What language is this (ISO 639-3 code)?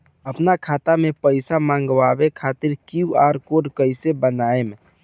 bho